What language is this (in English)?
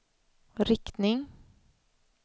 Swedish